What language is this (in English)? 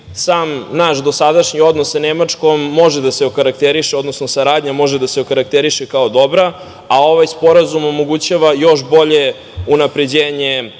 Serbian